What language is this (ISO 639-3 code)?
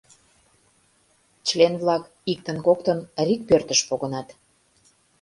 chm